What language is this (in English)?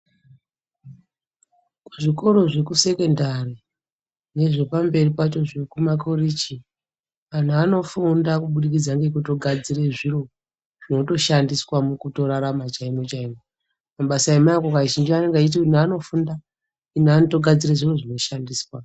Ndau